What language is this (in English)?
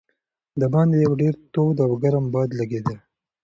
Pashto